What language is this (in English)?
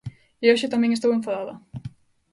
Galician